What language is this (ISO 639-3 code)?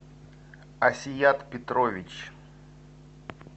rus